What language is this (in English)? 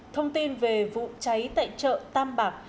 Vietnamese